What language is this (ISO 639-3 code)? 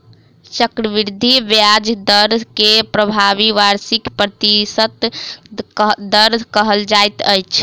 mai